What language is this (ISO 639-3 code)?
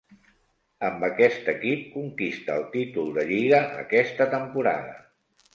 cat